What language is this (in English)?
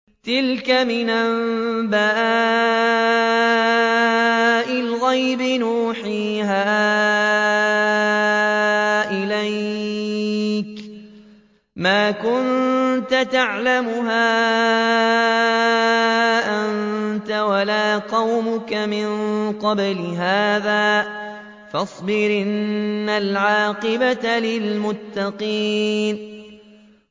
Arabic